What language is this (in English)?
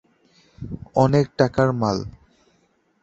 Bangla